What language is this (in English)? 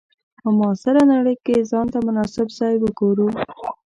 Pashto